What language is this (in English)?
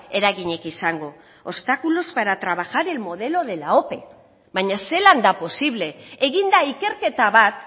Basque